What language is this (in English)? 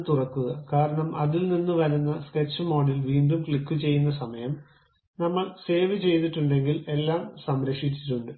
Malayalam